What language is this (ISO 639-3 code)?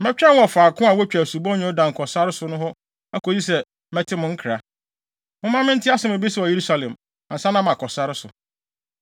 aka